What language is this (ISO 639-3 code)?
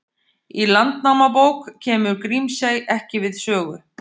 isl